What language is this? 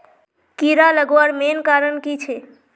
Magahi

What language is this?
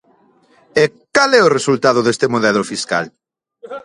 Galician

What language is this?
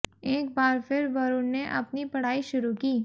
Hindi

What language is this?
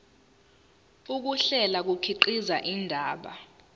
Zulu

